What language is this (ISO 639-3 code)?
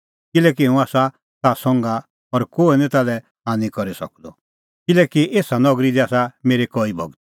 kfx